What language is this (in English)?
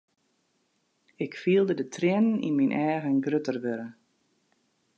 Western Frisian